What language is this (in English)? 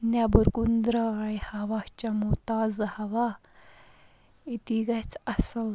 Kashmiri